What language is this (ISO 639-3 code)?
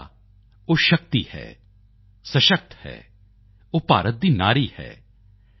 pan